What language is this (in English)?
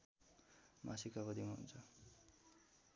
Nepali